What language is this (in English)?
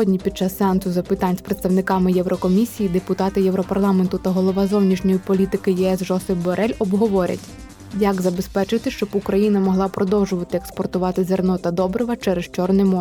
Ukrainian